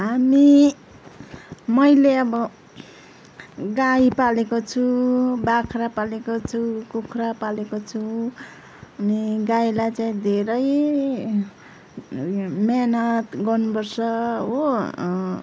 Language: Nepali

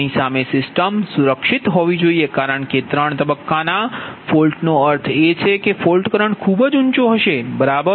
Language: Gujarati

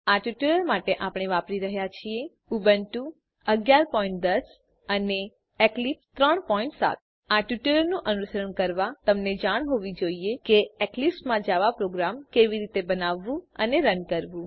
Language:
Gujarati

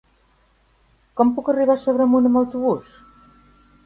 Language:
Catalan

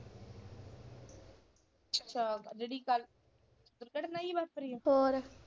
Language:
Punjabi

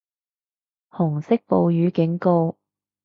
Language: Cantonese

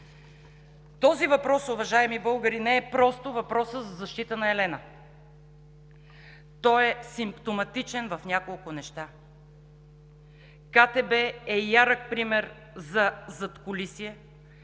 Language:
Bulgarian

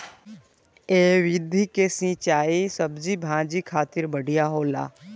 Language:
Bhojpuri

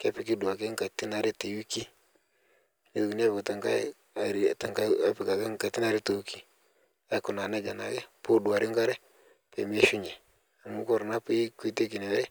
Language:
Masai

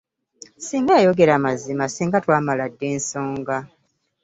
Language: Ganda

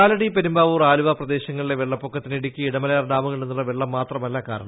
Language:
Malayalam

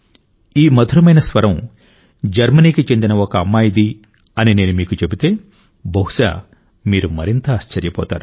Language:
Telugu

